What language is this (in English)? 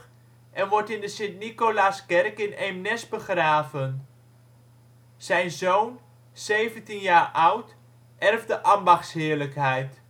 Dutch